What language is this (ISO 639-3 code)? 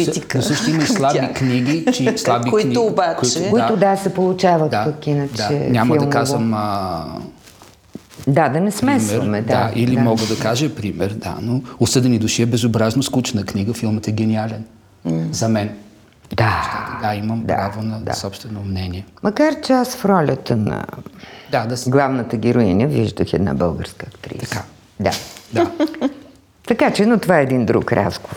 bul